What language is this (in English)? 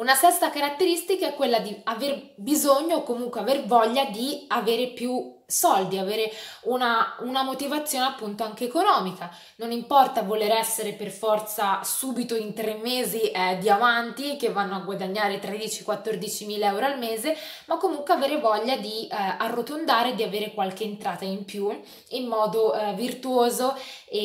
Italian